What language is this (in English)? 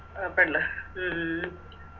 Malayalam